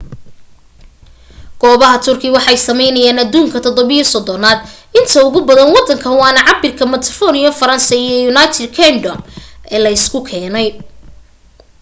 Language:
Somali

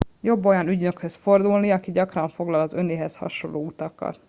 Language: Hungarian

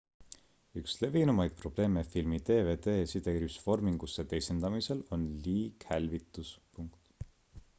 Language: Estonian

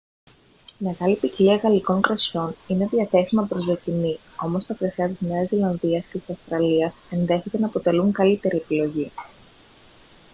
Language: Greek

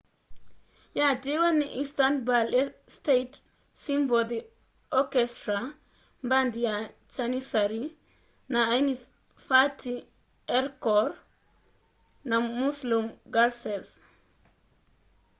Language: Kamba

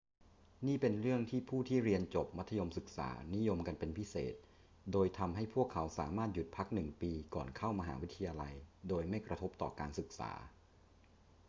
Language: Thai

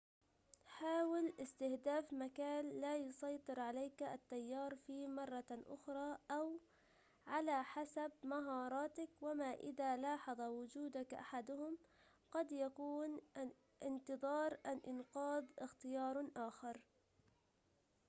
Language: Arabic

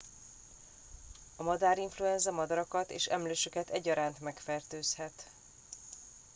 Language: Hungarian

